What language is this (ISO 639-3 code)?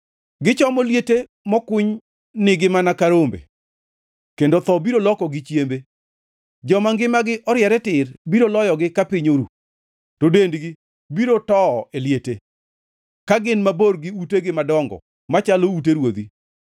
luo